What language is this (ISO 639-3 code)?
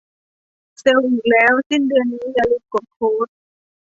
tha